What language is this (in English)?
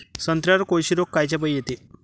Marathi